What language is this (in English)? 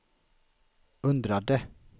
Swedish